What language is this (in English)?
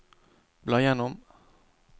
Norwegian